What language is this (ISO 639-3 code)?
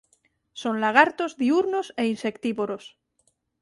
glg